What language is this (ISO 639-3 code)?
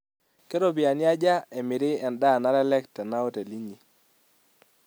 mas